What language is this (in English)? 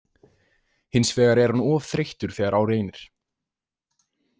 Icelandic